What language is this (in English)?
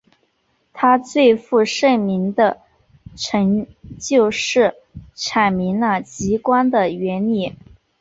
Chinese